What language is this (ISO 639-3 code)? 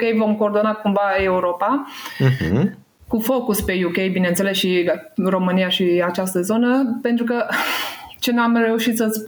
ron